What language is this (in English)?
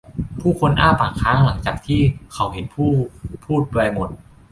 Thai